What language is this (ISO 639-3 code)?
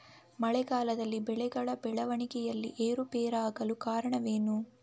kan